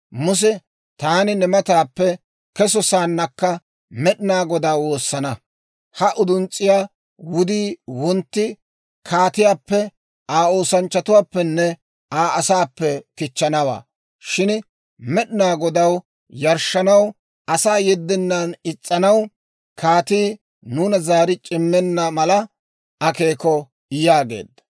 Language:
Dawro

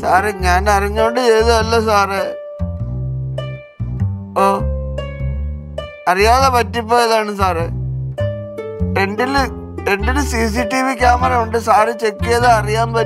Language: Hindi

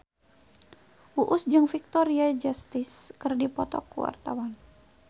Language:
Sundanese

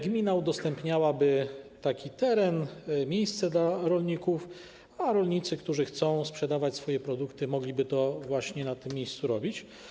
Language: Polish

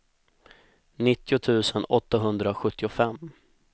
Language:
Swedish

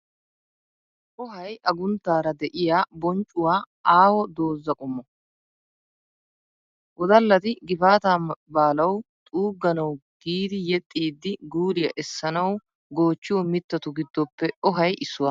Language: Wolaytta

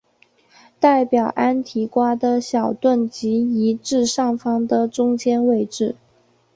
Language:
Chinese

